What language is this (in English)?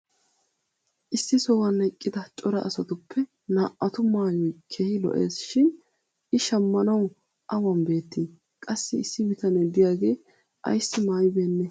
Wolaytta